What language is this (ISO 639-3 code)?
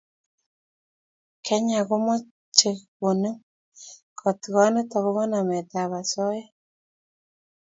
kln